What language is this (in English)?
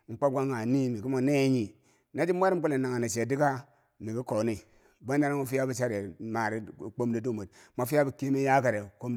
Bangwinji